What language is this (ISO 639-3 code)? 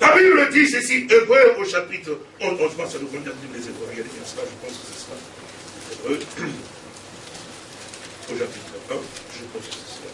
fra